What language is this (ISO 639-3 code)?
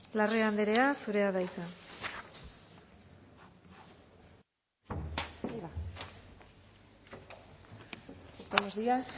eus